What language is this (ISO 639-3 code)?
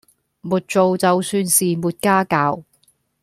yue